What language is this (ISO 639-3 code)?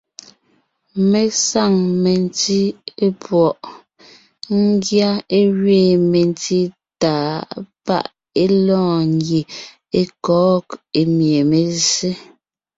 nnh